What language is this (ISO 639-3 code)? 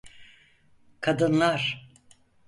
tur